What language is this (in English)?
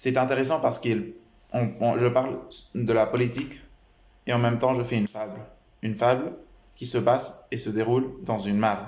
French